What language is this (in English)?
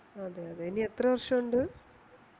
Malayalam